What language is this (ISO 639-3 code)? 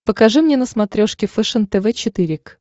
rus